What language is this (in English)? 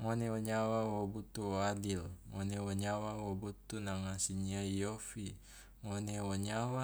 Loloda